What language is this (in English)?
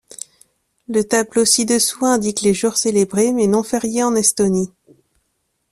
French